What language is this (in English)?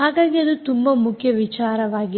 Kannada